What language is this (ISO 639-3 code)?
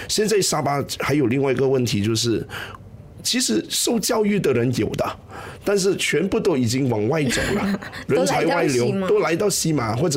zho